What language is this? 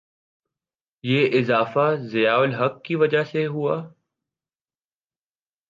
Urdu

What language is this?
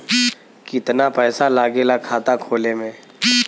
Bhojpuri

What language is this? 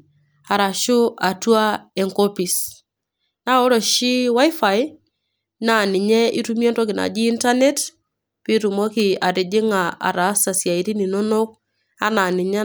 Masai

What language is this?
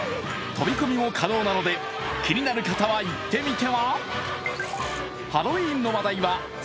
Japanese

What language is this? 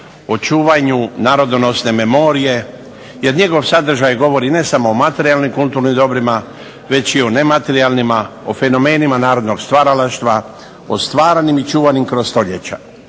Croatian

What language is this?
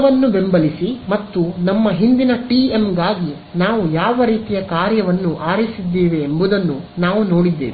Kannada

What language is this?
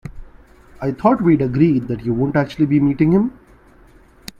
English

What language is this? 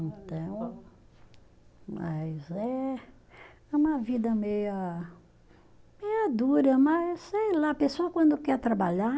Portuguese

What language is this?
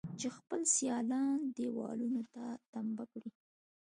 Pashto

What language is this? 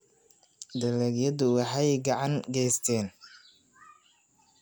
Somali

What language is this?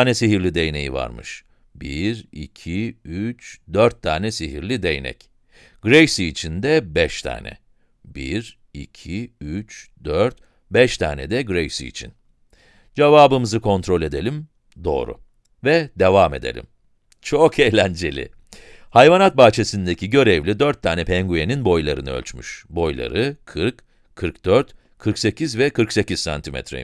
Turkish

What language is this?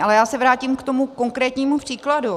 Czech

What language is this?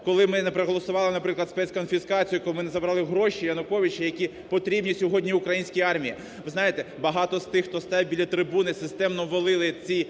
Ukrainian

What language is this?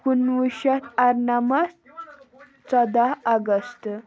Kashmiri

